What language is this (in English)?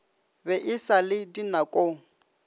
Northern Sotho